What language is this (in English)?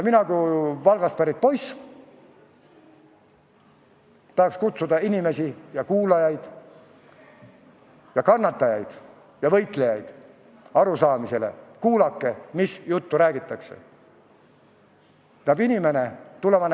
Estonian